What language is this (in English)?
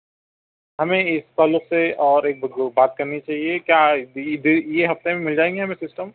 Urdu